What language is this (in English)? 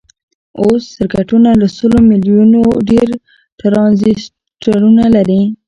Pashto